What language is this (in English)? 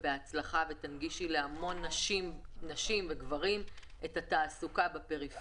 Hebrew